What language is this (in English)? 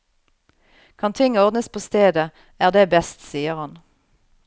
Norwegian